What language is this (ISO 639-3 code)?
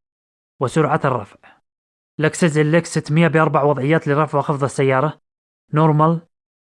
ara